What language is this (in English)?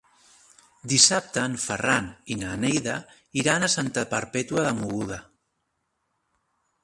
Catalan